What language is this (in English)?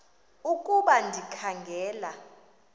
Xhosa